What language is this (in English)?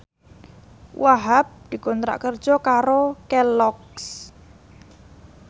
Javanese